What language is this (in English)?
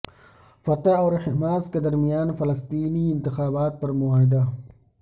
Urdu